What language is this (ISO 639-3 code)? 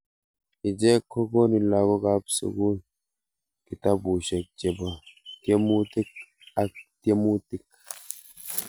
kln